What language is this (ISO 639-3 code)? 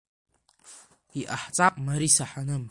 abk